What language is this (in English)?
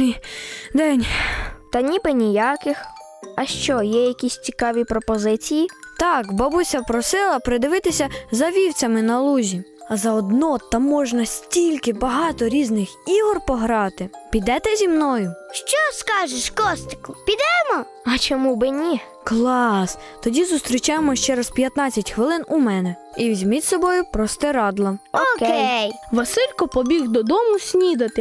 Ukrainian